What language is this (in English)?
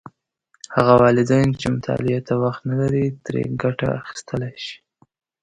Pashto